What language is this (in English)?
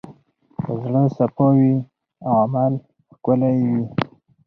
Pashto